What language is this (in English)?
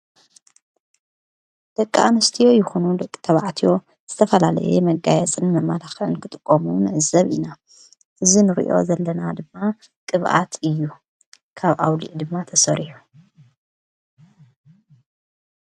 Tigrinya